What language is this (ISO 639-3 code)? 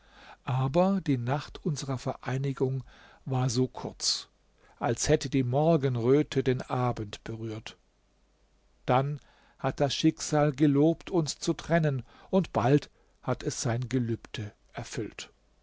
deu